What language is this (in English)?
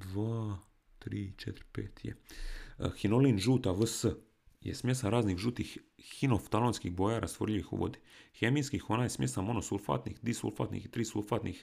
Croatian